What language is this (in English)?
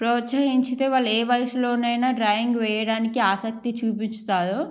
Telugu